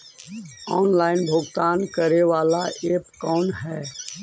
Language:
Magahi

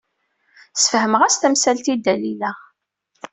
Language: Kabyle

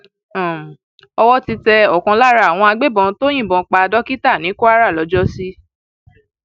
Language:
Yoruba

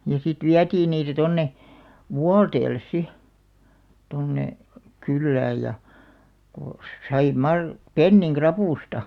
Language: Finnish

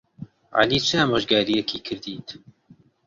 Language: Central Kurdish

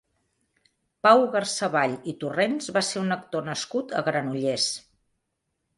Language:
Catalan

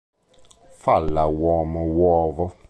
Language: Italian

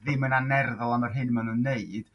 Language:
Welsh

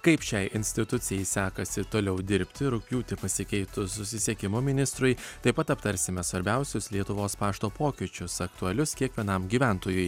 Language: Lithuanian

